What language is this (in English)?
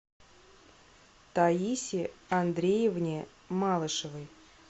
Russian